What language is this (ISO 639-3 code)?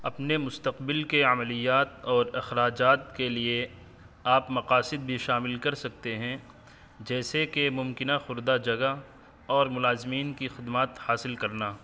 urd